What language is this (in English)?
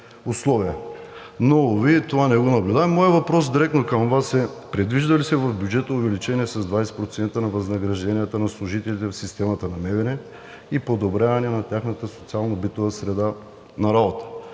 Bulgarian